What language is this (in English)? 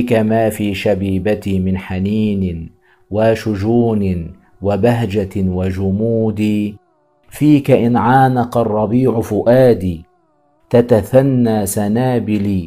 Arabic